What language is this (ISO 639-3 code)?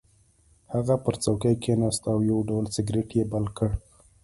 pus